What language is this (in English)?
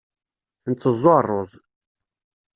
Kabyle